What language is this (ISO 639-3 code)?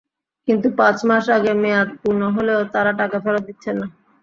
ben